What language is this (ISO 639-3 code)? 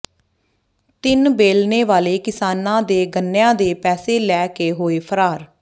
pan